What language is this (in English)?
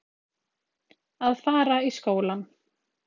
Icelandic